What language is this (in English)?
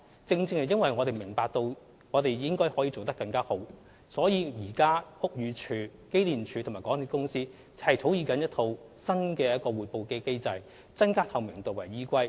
Cantonese